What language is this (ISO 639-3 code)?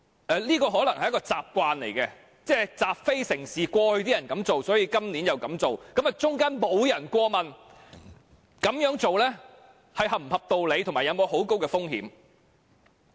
yue